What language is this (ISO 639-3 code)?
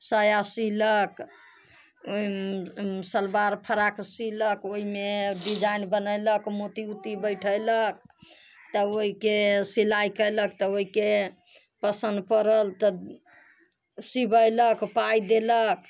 mai